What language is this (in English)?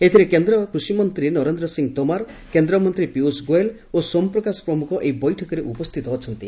Odia